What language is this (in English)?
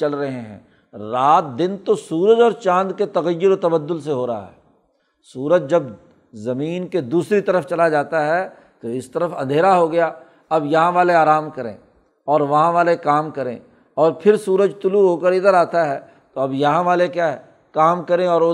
Urdu